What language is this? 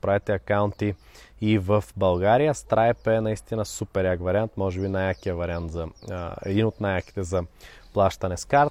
Bulgarian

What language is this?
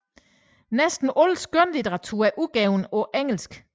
Danish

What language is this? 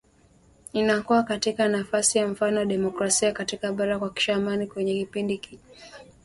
Swahili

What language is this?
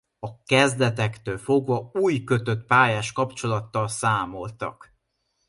Hungarian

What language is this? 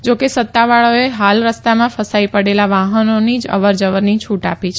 Gujarati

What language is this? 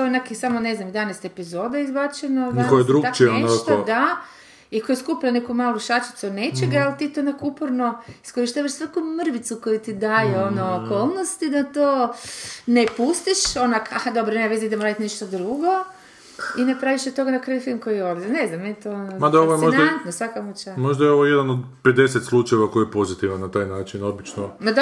Croatian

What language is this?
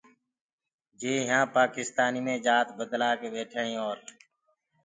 Gurgula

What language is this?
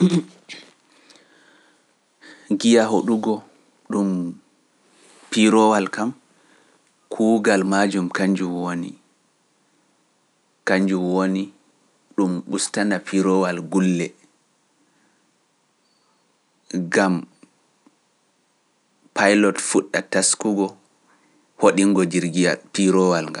Pular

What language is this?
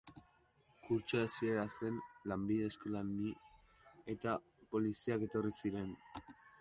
Basque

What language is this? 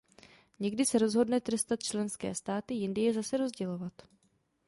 Czech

